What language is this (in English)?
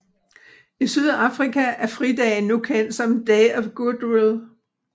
Danish